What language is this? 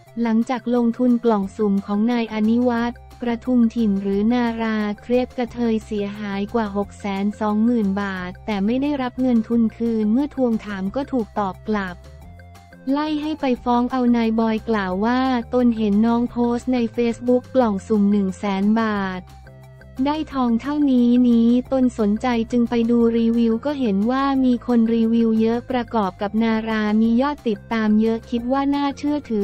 Thai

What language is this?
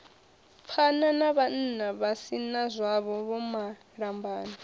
Venda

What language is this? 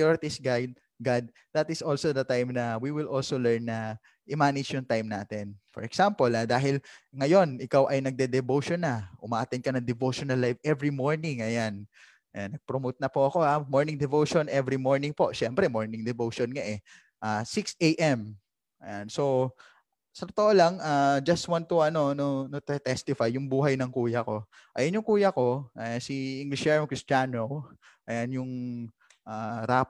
Filipino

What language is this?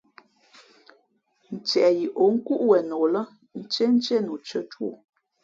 Fe'fe'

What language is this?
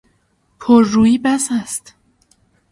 Persian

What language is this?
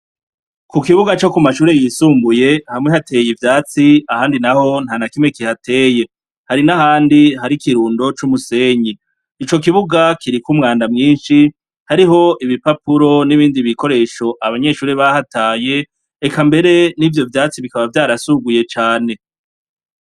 Rundi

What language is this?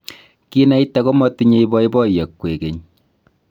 Kalenjin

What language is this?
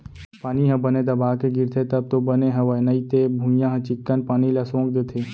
Chhattisgarhi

